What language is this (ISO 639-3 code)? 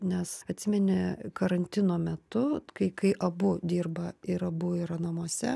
lit